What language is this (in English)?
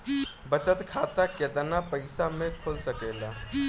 Bhojpuri